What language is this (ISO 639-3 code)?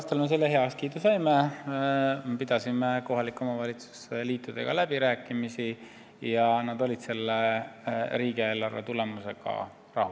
est